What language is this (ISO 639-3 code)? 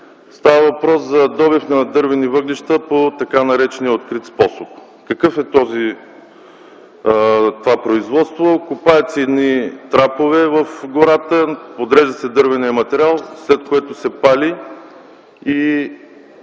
bul